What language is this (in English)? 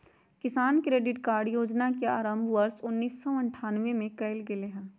Magahi